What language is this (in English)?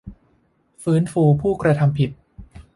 Thai